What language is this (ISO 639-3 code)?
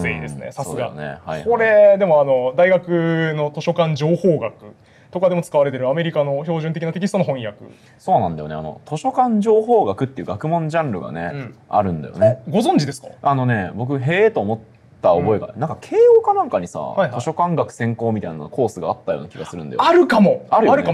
jpn